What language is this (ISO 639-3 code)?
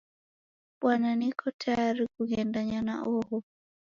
dav